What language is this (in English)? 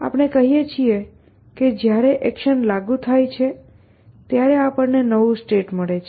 Gujarati